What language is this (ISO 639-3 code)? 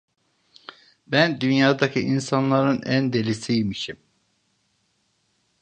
tur